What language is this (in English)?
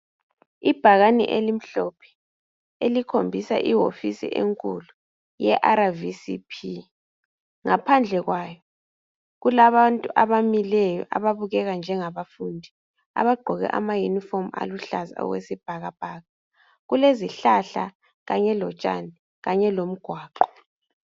North Ndebele